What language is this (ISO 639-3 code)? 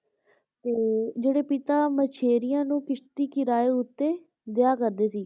pan